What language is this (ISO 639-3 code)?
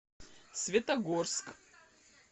rus